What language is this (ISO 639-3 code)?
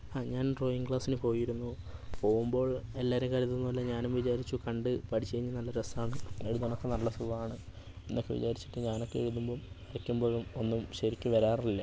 mal